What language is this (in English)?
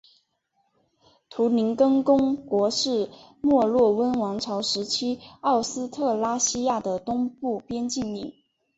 Chinese